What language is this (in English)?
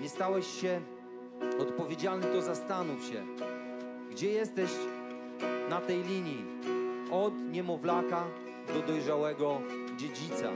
Polish